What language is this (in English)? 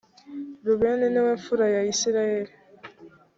Kinyarwanda